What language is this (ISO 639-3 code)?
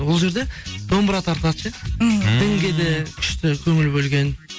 kaz